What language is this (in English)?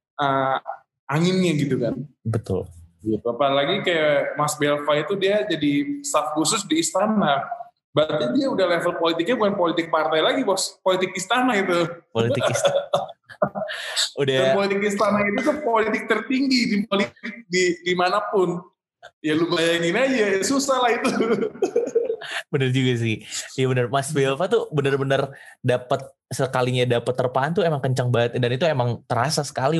Indonesian